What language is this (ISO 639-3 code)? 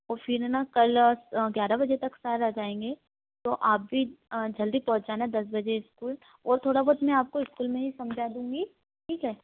hin